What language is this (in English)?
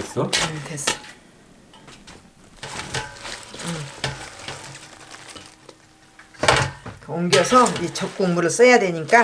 Korean